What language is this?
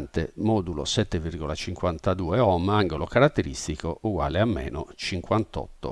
Italian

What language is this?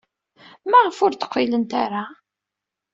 Kabyle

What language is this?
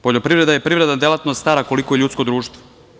Serbian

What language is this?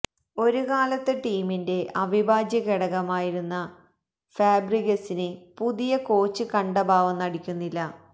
Malayalam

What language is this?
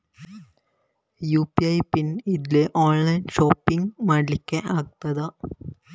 Kannada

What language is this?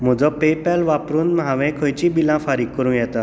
Konkani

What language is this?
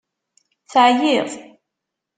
Kabyle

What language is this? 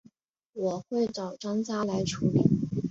Chinese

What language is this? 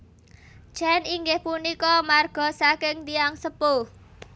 Javanese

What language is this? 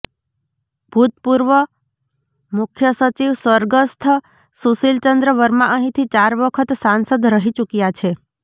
Gujarati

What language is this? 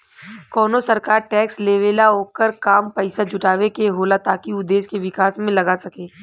Bhojpuri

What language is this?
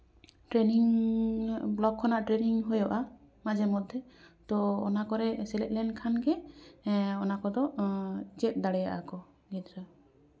Santali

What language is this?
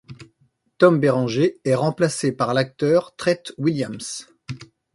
French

